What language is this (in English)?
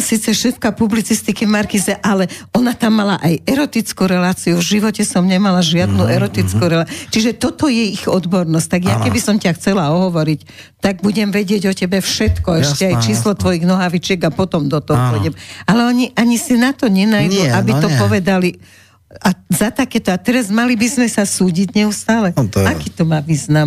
Slovak